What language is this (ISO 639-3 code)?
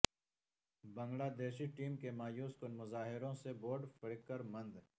urd